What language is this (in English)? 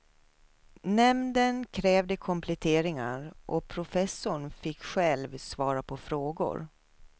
Swedish